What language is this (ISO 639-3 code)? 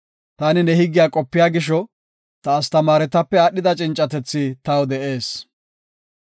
gof